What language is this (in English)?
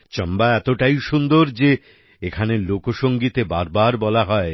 Bangla